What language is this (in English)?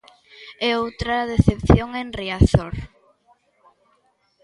Galician